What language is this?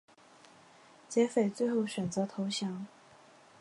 Chinese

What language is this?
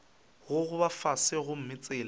Northern Sotho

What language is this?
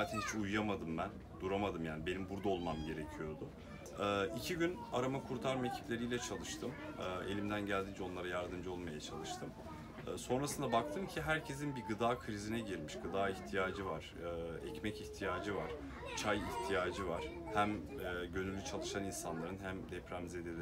Turkish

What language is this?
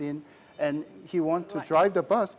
Indonesian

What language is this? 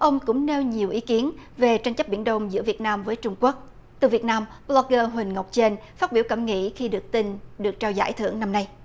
Vietnamese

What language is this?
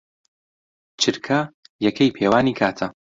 Central Kurdish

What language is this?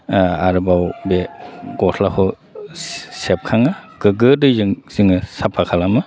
Bodo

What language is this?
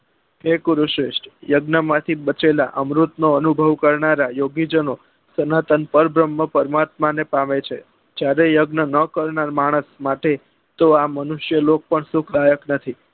Gujarati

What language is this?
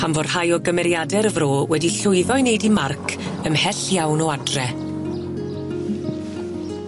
Welsh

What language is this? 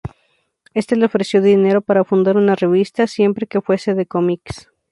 Spanish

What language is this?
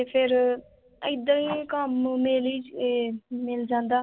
Punjabi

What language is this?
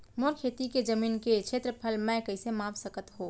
Chhattisgarhi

